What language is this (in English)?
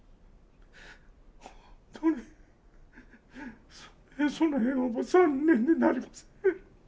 Japanese